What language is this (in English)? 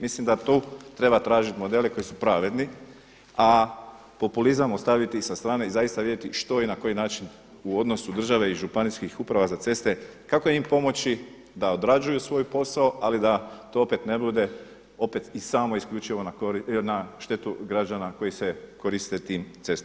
Croatian